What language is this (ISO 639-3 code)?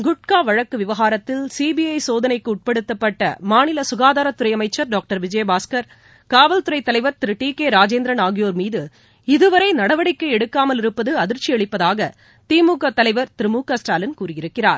tam